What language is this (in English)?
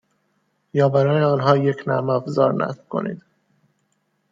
Persian